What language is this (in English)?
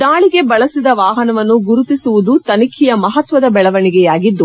Kannada